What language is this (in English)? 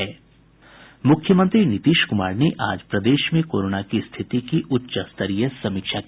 Hindi